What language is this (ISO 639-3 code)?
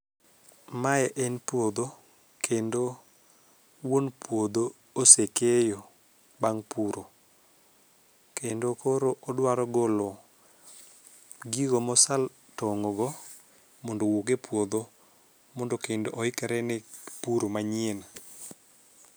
luo